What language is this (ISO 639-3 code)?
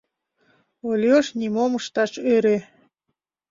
chm